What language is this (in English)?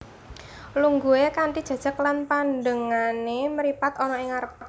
Javanese